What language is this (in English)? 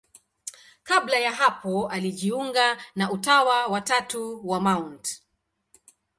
Swahili